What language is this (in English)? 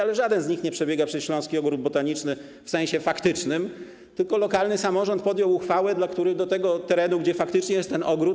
Polish